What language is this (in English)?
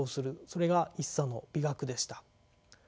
Japanese